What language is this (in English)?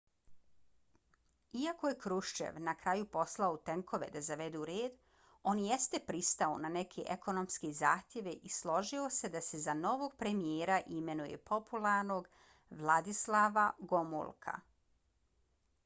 Bosnian